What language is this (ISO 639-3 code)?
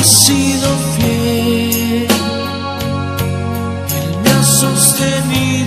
ron